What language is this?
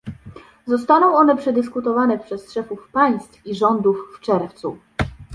Polish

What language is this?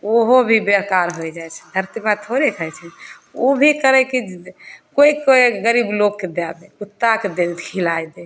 Maithili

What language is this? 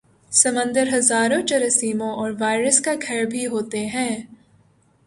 Urdu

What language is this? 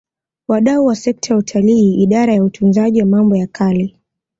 Swahili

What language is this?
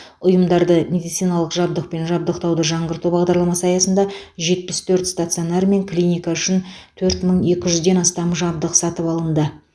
Kazakh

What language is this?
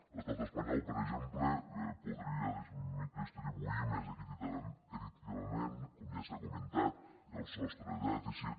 Catalan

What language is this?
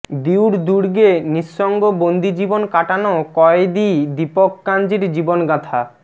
Bangla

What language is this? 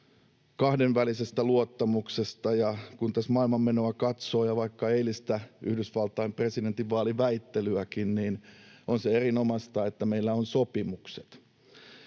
Finnish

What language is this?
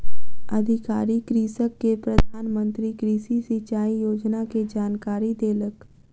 Maithili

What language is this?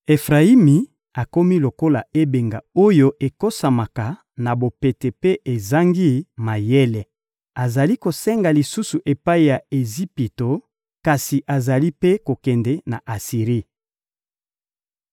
Lingala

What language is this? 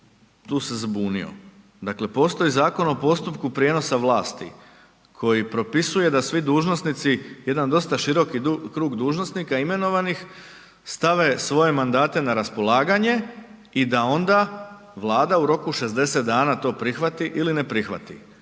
Croatian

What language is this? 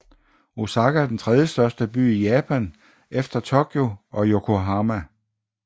Danish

